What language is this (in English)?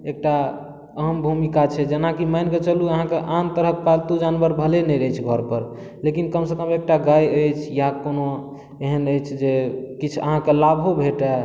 Maithili